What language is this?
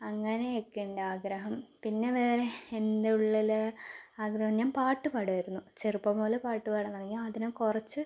Malayalam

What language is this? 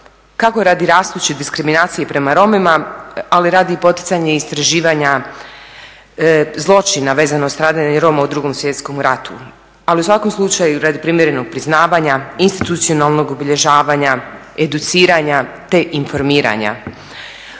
Croatian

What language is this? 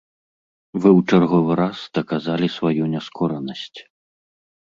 Belarusian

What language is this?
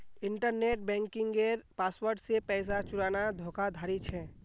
Magahi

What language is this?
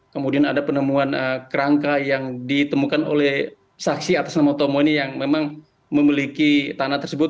Indonesian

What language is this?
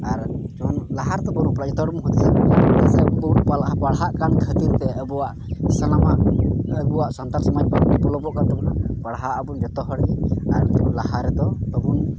Santali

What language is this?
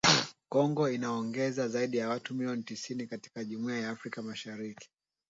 Swahili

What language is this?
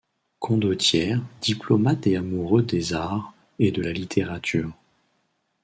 French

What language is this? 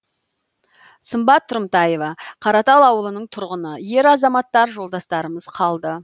Kazakh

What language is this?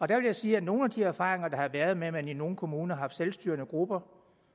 Danish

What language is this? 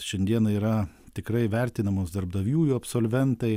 Lithuanian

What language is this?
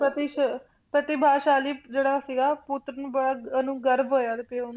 Punjabi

